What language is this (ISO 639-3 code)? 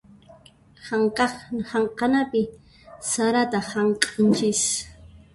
qxp